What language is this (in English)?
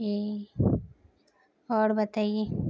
Urdu